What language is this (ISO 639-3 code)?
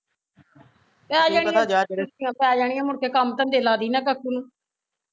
pan